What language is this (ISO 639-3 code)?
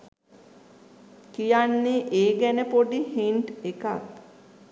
sin